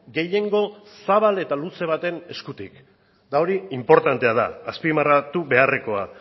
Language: Basque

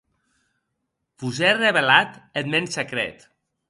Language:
Occitan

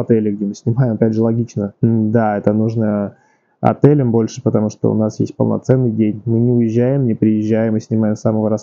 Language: Russian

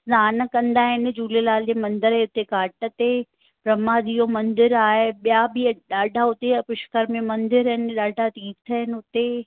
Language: Sindhi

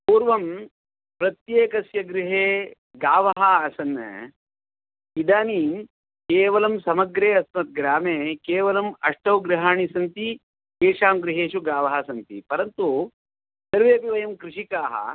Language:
Sanskrit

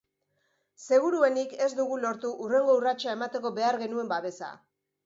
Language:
Basque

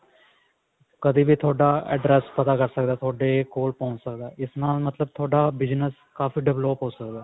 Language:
Punjabi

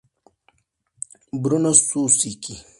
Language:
Spanish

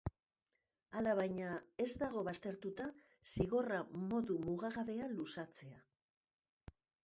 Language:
Basque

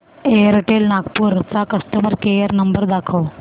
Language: Marathi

